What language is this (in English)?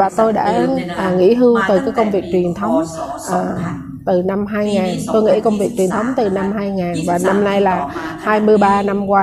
Vietnamese